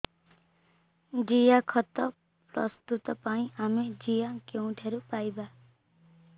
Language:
Odia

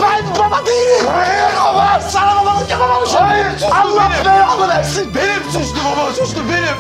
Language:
Turkish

